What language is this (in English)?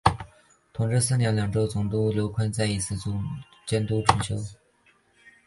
Chinese